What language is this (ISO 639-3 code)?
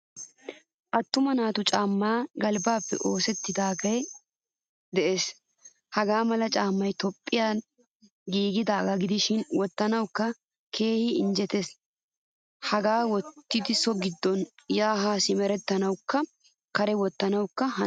wal